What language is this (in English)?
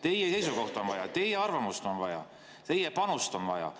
Estonian